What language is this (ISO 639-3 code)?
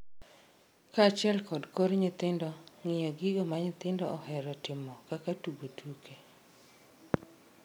luo